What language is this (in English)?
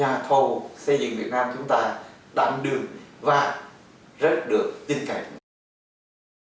Vietnamese